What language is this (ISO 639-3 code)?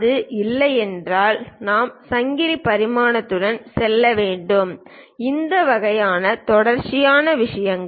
tam